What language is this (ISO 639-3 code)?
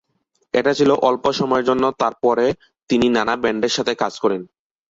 ben